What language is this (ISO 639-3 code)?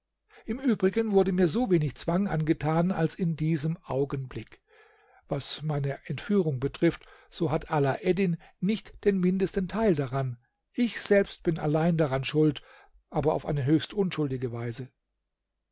deu